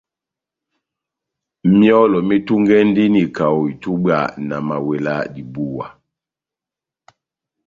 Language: Batanga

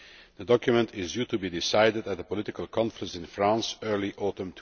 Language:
English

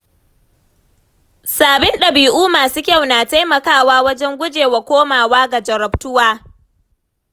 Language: Hausa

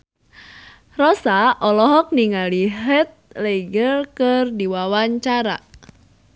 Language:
Sundanese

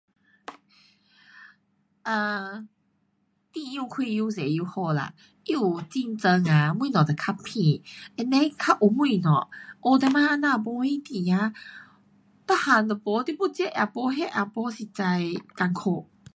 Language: Pu-Xian Chinese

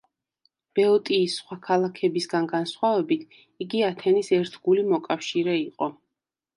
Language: Georgian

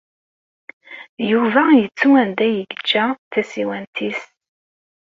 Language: Kabyle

